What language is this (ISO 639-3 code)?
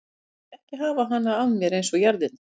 isl